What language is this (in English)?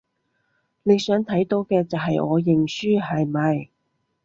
Cantonese